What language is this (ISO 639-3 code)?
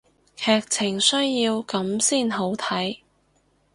yue